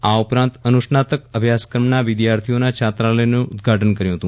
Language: Gujarati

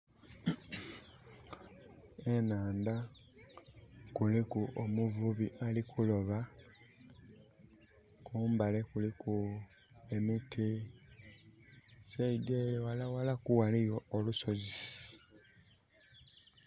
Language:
Soga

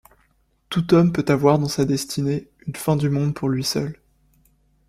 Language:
French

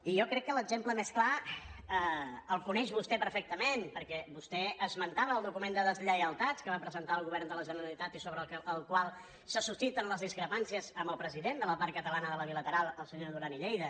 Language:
Catalan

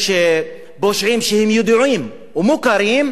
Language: Hebrew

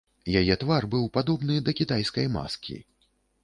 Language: Belarusian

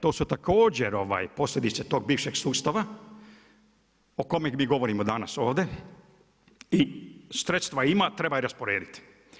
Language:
Croatian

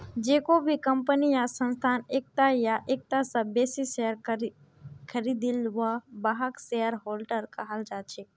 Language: Magahi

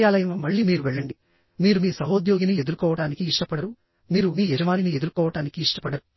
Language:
Telugu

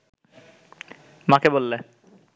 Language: Bangla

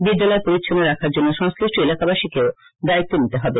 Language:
Bangla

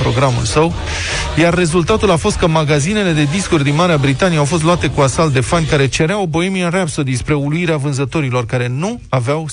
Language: Romanian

